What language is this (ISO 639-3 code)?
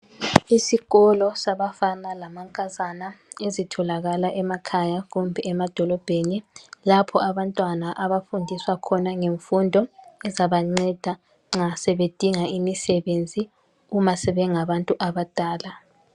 nde